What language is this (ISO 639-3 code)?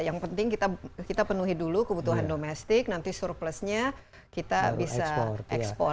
ind